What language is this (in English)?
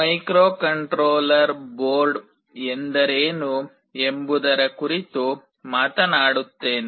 Kannada